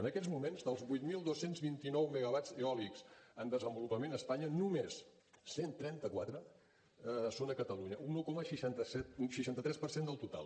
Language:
Catalan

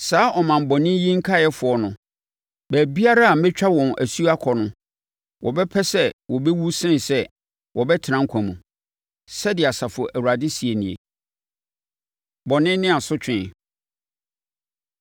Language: Akan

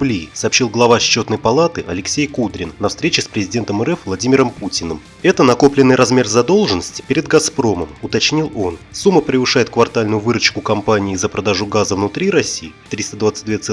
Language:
Russian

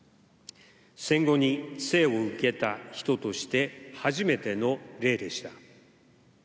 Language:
Japanese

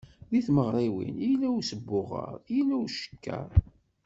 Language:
Kabyle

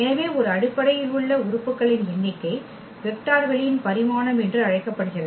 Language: Tamil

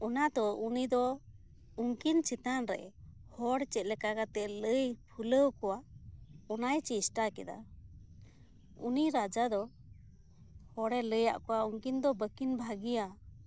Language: Santali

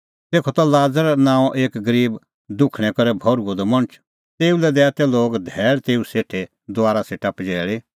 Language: Kullu Pahari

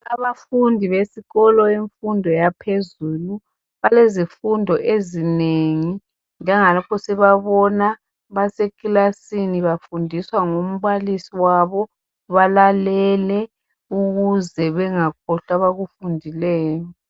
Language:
North Ndebele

